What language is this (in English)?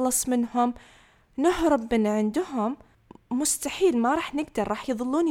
Arabic